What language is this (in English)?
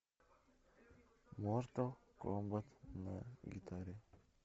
Russian